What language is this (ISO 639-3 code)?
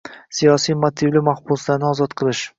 uzb